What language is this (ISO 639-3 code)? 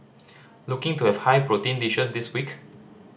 eng